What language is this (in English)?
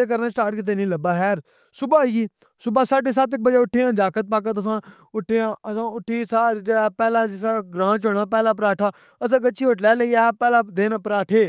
Pahari-Potwari